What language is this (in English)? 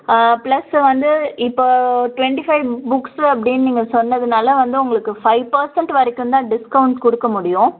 Tamil